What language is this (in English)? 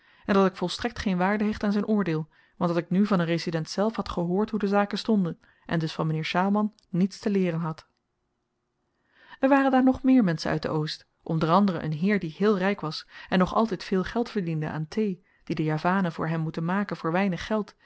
Dutch